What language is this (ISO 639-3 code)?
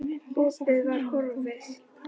isl